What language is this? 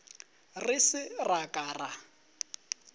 Northern Sotho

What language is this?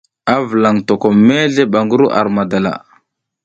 South Giziga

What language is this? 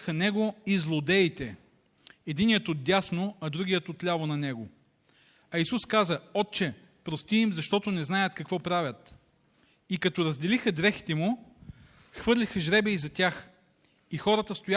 Bulgarian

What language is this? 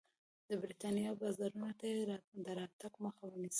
Pashto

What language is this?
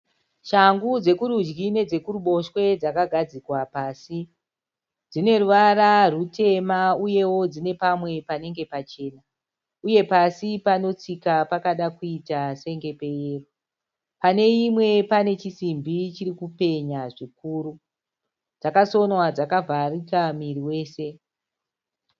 Shona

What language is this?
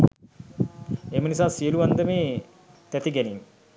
Sinhala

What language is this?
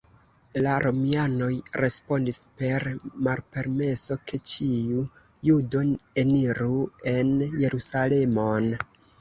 Esperanto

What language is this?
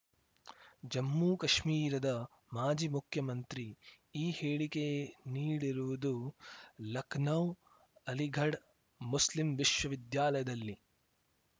Kannada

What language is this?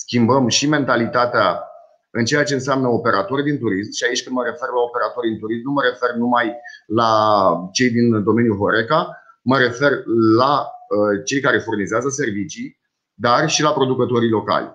Romanian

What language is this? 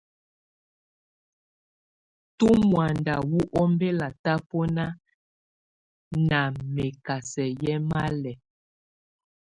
Tunen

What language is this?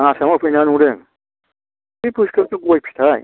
Bodo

